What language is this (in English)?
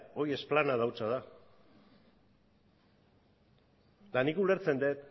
Basque